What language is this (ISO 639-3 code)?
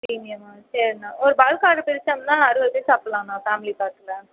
tam